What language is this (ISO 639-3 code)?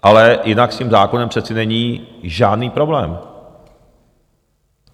ces